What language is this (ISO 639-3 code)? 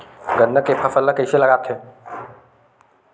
hne